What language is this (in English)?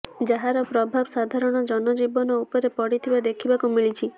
Odia